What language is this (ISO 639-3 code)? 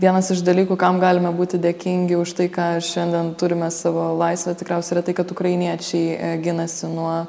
lit